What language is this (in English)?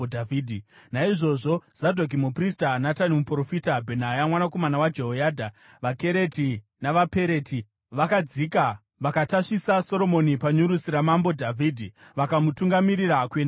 Shona